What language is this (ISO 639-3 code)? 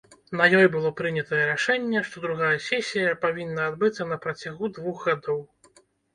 bel